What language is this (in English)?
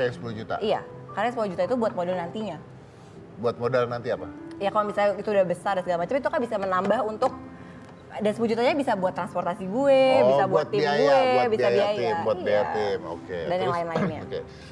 Indonesian